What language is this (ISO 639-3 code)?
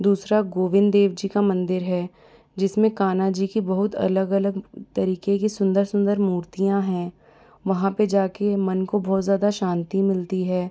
hin